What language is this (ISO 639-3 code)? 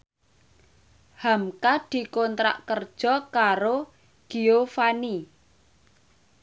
jav